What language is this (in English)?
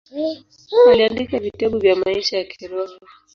Swahili